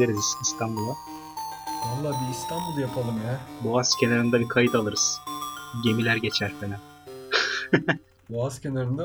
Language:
Turkish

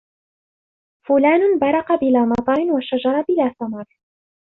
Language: Arabic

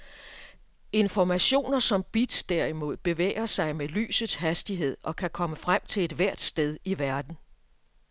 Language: Danish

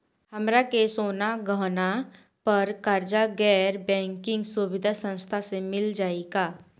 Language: Bhojpuri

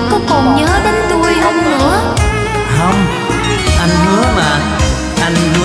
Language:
Vietnamese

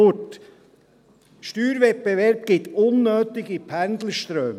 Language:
Swiss German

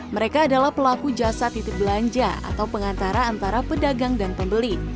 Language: Indonesian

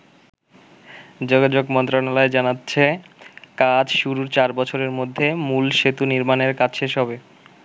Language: Bangla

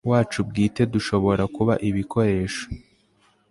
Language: Kinyarwanda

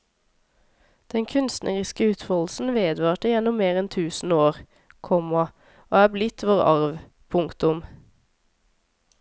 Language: Norwegian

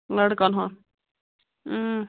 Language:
Kashmiri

